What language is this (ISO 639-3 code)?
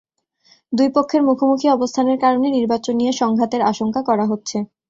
ben